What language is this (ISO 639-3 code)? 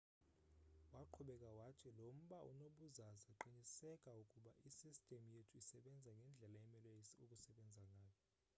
xho